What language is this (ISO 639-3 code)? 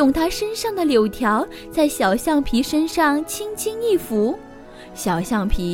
zho